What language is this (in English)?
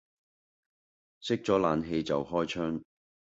Cantonese